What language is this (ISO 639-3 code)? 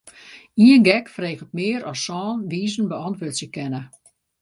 fry